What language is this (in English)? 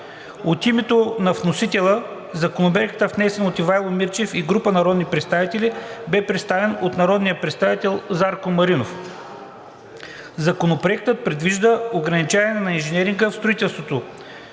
Bulgarian